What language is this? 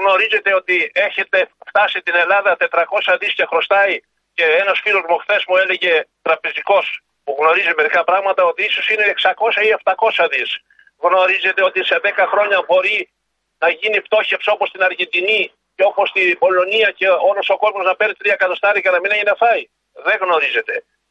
Greek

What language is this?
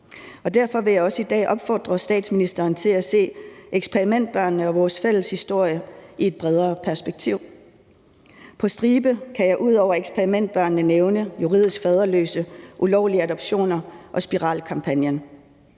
Danish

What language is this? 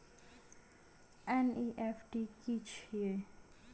Maithili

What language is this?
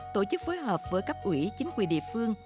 Vietnamese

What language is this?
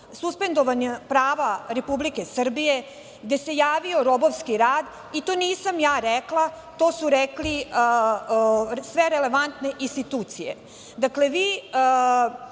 Serbian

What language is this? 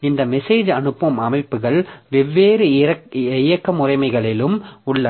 Tamil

